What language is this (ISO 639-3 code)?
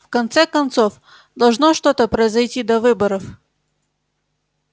rus